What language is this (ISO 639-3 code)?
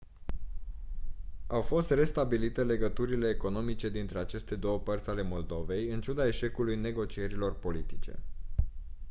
ron